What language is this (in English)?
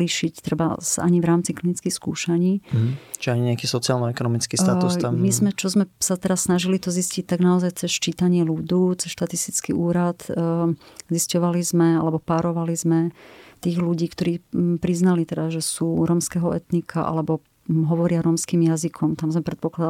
Slovak